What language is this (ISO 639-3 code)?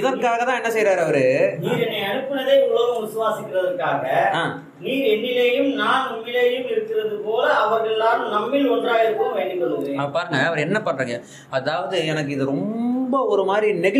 tam